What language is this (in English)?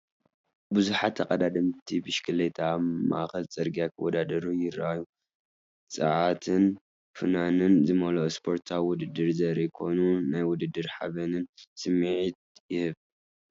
Tigrinya